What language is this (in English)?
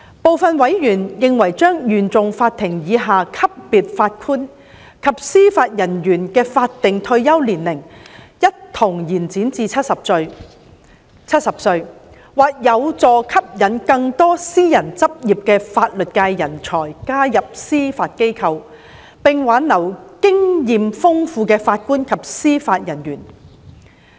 Cantonese